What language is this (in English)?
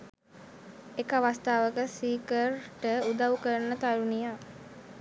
Sinhala